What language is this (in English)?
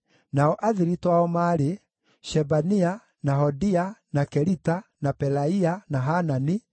Kikuyu